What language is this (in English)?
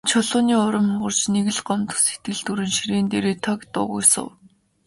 Mongolian